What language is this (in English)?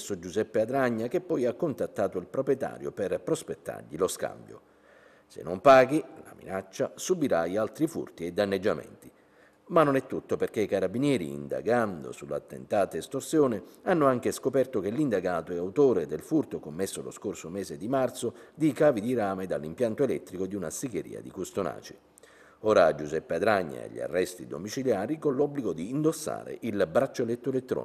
Italian